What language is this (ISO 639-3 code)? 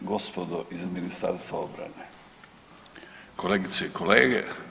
hrv